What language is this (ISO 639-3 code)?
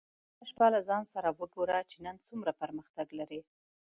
pus